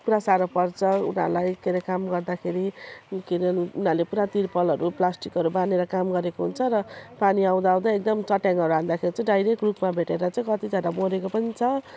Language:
Nepali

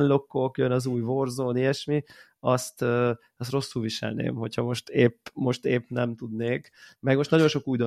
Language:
Hungarian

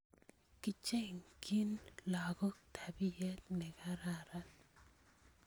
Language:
Kalenjin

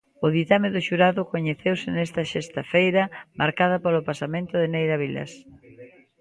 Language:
Galician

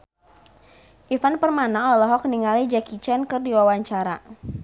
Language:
Sundanese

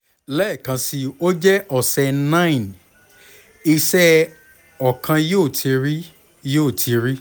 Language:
Yoruba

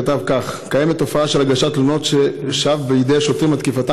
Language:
Hebrew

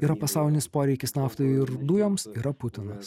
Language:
Lithuanian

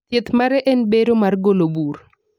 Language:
Luo (Kenya and Tanzania)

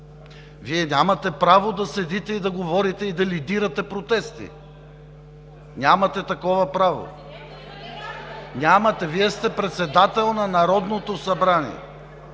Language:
Bulgarian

